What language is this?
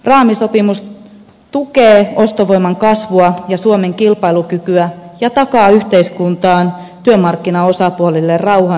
Finnish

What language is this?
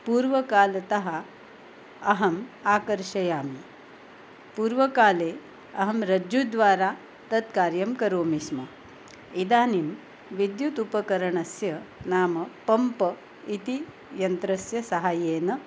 Sanskrit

